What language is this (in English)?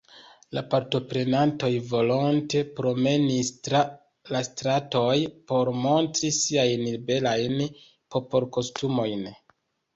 Esperanto